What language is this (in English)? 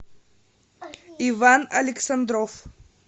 Russian